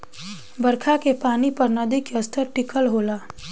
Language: Bhojpuri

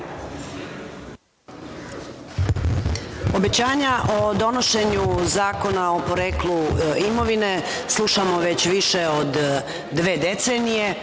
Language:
Serbian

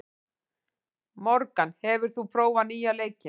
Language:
Icelandic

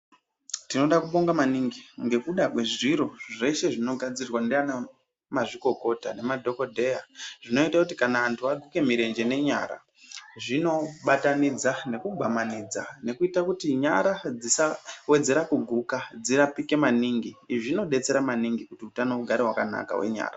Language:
Ndau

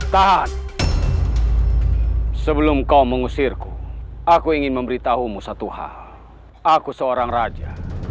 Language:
Indonesian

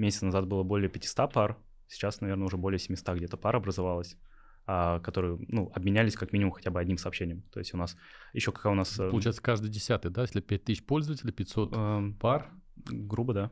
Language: Russian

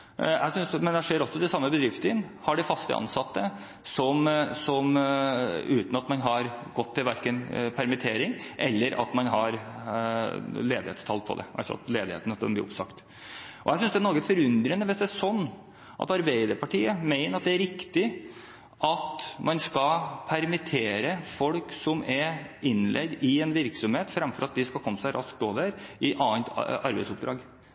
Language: Norwegian Bokmål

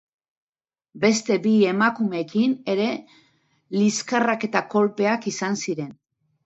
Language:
Basque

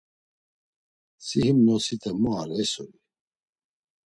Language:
Laz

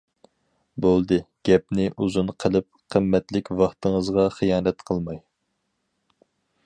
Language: Uyghur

